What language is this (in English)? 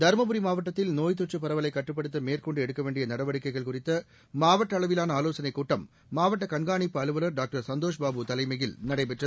Tamil